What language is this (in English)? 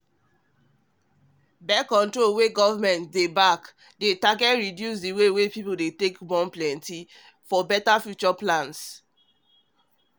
Nigerian Pidgin